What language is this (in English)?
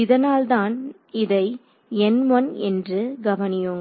Tamil